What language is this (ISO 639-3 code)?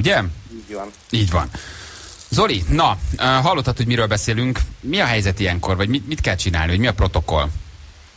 hun